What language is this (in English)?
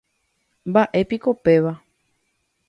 Guarani